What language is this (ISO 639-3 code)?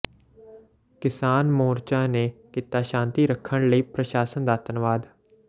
pan